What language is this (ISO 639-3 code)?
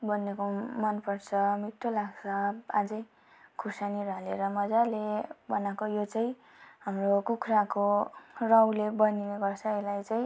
nep